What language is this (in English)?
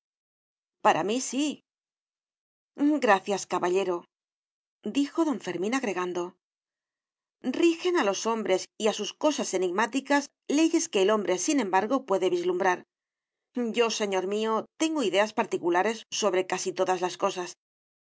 Spanish